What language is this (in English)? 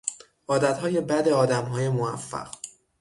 Persian